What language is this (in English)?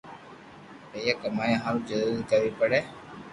Loarki